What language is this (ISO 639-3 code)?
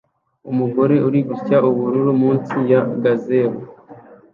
kin